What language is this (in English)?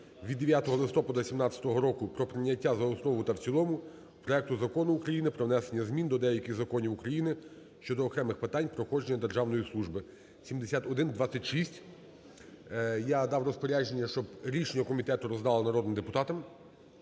Ukrainian